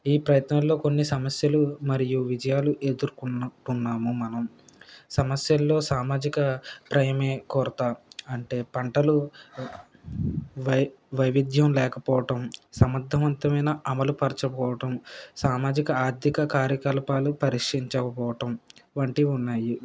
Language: Telugu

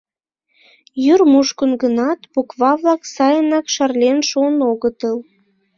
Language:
Mari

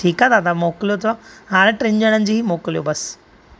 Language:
Sindhi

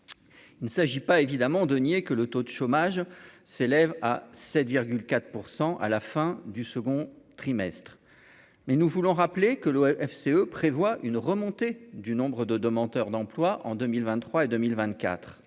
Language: French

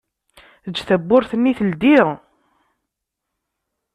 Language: Kabyle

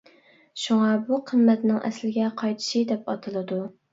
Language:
Uyghur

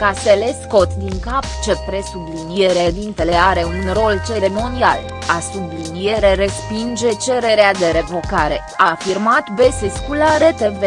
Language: Romanian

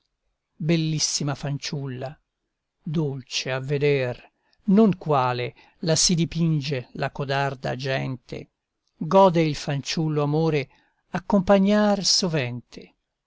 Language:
Italian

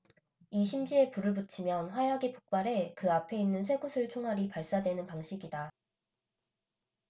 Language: Korean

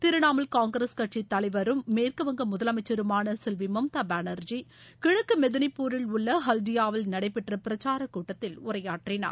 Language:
Tamil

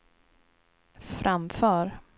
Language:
Swedish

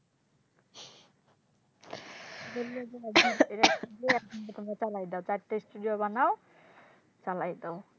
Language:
Bangla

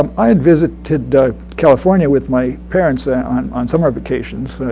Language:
English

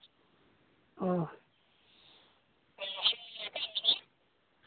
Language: Santali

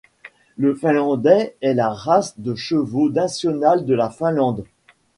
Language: French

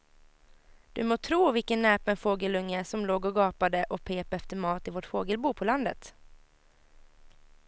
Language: Swedish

